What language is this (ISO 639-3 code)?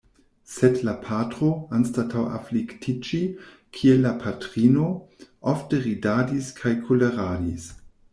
epo